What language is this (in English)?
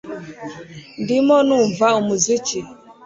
Kinyarwanda